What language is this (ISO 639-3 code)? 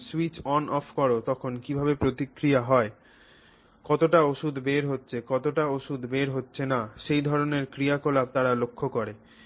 ben